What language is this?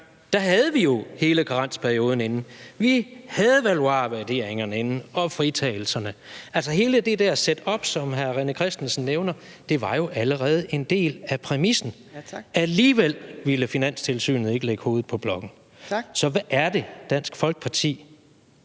Danish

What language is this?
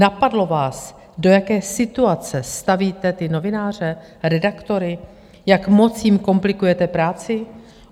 Czech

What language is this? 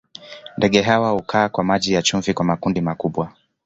Swahili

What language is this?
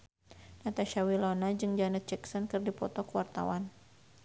Sundanese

